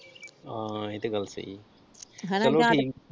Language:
Punjabi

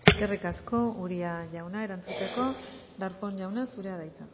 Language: Basque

